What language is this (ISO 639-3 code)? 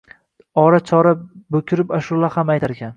uzb